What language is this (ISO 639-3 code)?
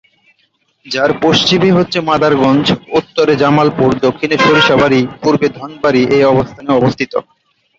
ben